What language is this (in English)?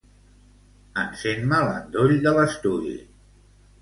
Catalan